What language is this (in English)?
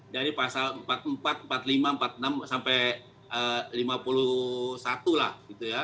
Indonesian